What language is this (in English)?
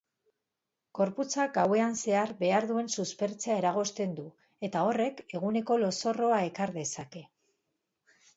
Basque